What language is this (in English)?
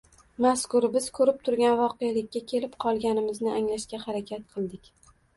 Uzbek